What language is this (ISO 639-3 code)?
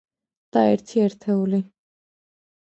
kat